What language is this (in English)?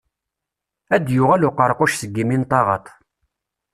Kabyle